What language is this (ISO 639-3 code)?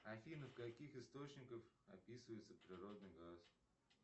rus